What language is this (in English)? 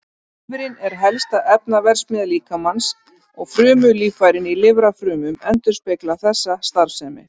Icelandic